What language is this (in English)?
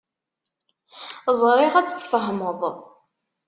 Kabyle